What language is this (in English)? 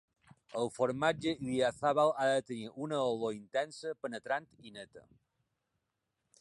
Catalan